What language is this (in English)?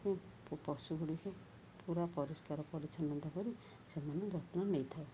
Odia